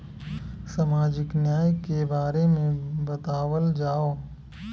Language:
Bhojpuri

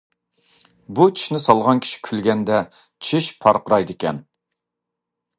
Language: Uyghur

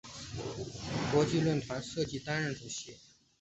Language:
Chinese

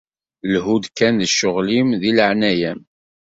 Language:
Kabyle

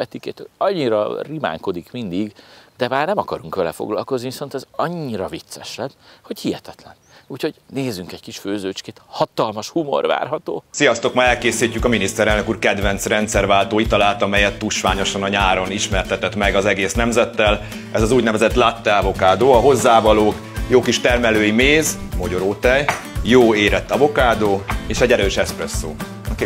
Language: Hungarian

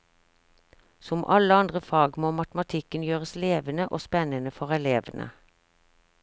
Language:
Norwegian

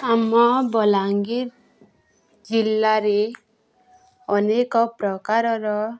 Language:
Odia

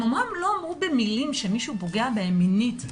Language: Hebrew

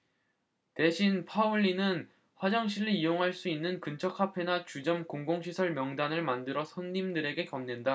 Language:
Korean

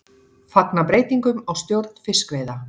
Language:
Icelandic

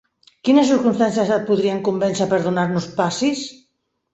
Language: Catalan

